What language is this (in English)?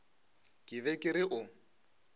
Northern Sotho